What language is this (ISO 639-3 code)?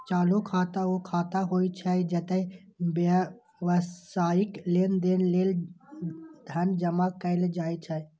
mai